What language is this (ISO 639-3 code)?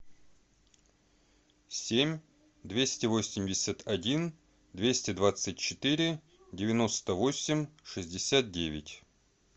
rus